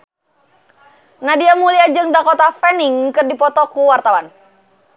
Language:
Sundanese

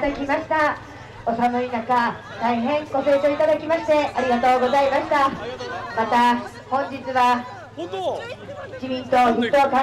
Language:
Japanese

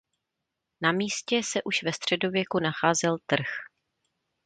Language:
Czech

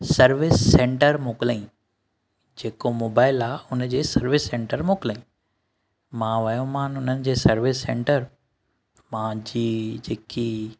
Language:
Sindhi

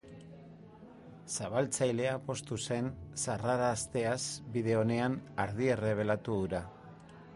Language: Basque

